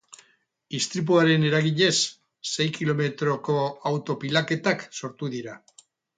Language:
Basque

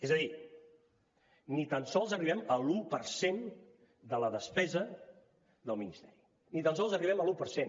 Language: Catalan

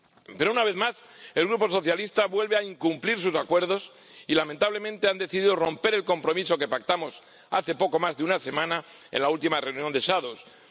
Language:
Spanish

